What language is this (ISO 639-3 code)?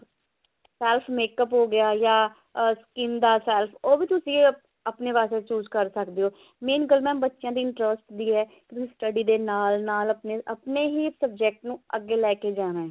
pan